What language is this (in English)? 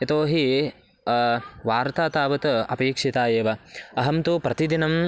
Sanskrit